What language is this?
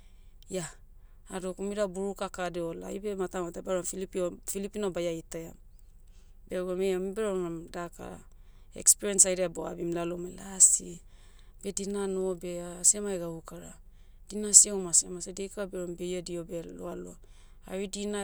Motu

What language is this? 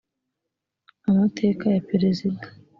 Kinyarwanda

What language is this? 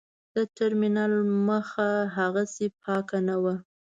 Pashto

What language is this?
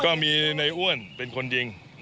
Thai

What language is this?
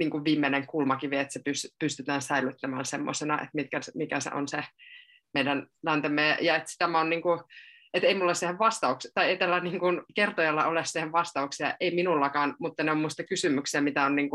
Finnish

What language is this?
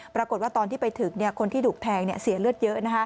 Thai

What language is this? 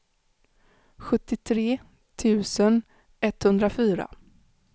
Swedish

